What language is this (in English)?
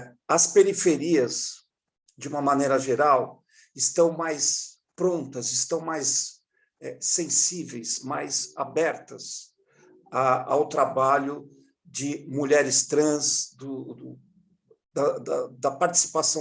Portuguese